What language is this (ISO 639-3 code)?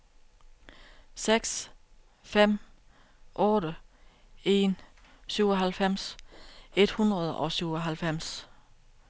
dan